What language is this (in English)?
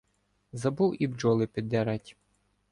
Ukrainian